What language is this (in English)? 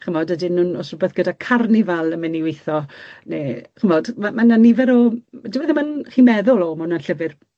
Welsh